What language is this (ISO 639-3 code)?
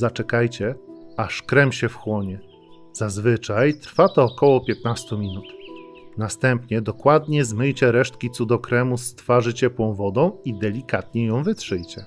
pol